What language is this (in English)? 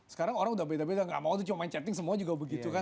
Indonesian